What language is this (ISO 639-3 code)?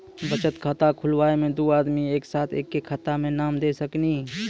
mai